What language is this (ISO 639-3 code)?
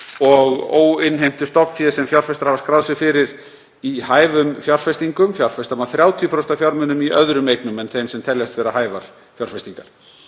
isl